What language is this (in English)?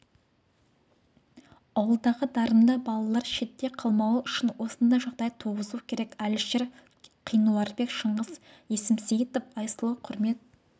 Kazakh